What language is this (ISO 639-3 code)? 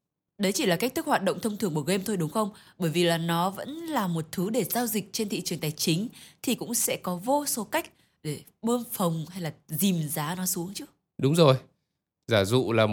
vie